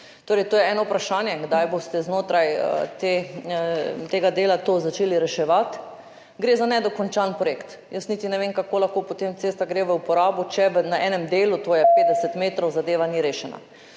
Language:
Slovenian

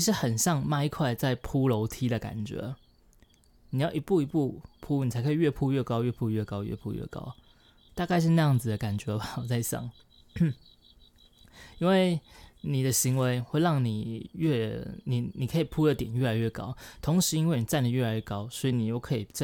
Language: Chinese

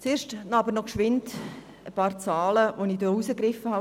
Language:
Swiss German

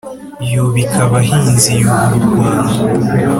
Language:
Kinyarwanda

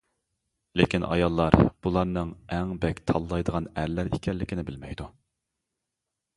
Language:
Uyghur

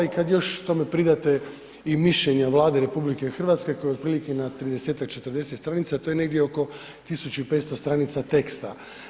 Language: Croatian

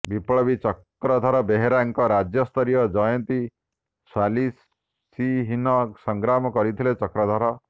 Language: Odia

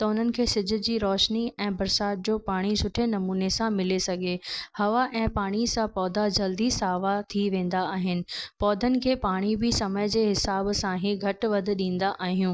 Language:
Sindhi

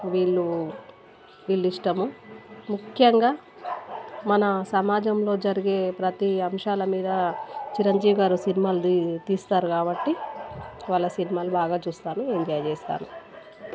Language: Telugu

